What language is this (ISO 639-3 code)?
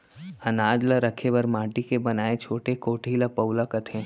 hne